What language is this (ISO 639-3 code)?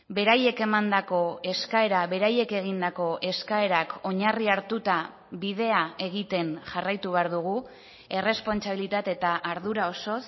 eus